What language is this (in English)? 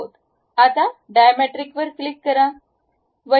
Marathi